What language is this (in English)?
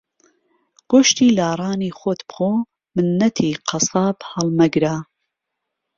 Central Kurdish